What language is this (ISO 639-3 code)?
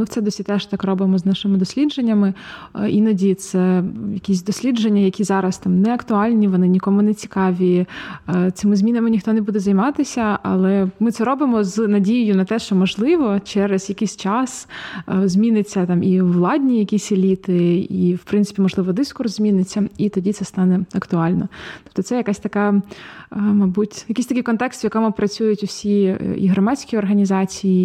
ukr